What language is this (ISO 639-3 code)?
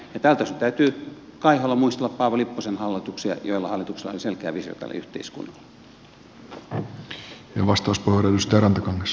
fin